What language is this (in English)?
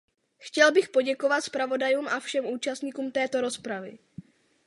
Czech